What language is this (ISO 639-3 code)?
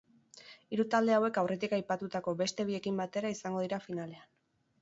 eus